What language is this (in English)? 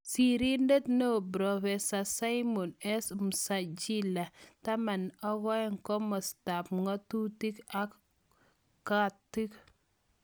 Kalenjin